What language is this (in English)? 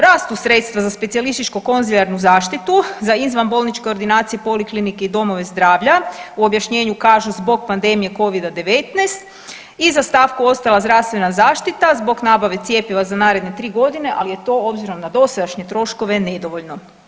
Croatian